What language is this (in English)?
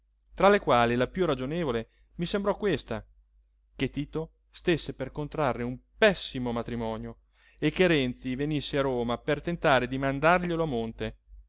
Italian